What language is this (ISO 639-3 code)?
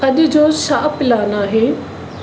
snd